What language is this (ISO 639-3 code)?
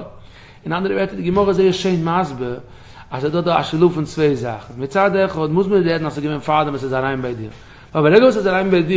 nld